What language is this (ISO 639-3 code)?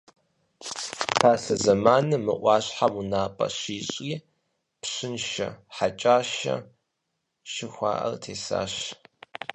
kbd